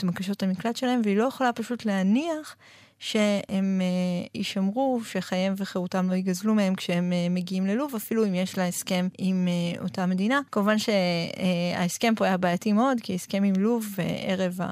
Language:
Hebrew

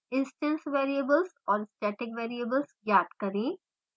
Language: Hindi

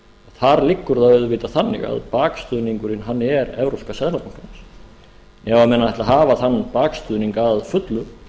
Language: Icelandic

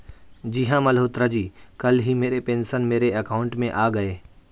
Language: Hindi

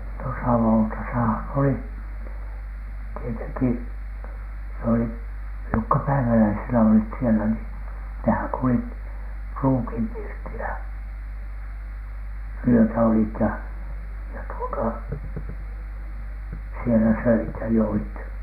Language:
Finnish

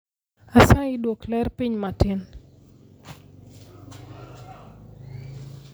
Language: Luo (Kenya and Tanzania)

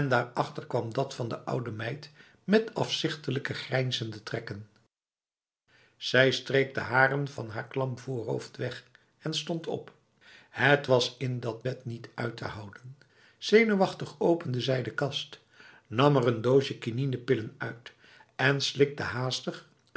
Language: Dutch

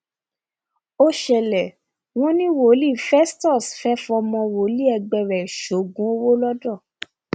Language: Yoruba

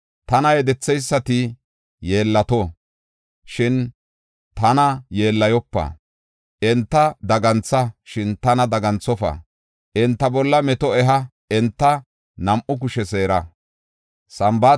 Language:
Gofa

